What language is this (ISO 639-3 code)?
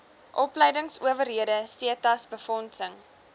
afr